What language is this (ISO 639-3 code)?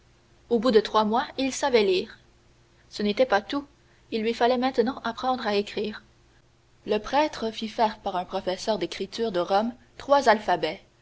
fra